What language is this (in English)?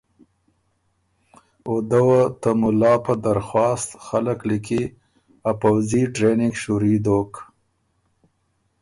Ormuri